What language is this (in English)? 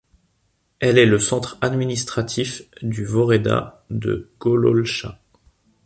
French